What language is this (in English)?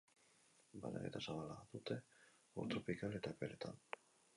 Basque